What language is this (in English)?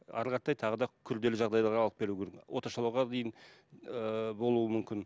Kazakh